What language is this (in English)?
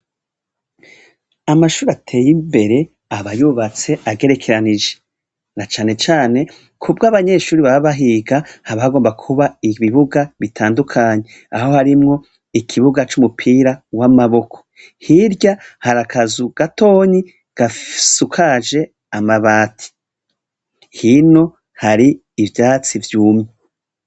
Rundi